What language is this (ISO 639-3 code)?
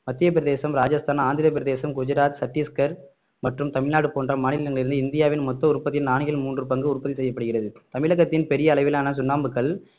tam